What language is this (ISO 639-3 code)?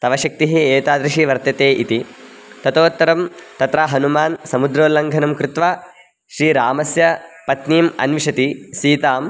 san